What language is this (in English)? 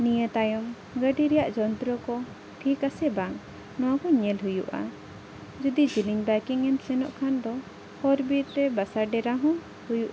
Santali